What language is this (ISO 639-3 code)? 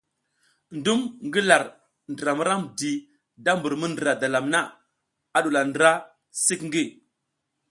giz